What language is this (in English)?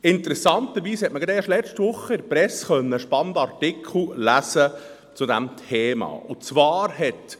Swiss German